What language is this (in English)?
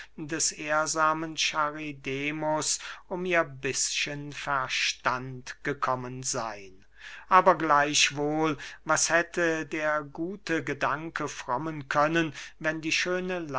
German